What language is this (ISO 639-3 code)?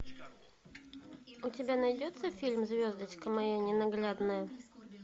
rus